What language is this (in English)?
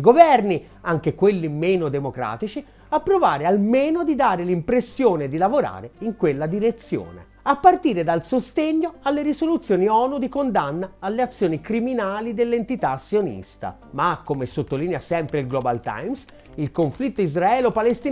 Italian